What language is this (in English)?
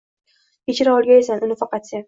Uzbek